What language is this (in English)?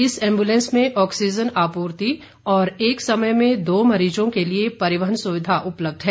Hindi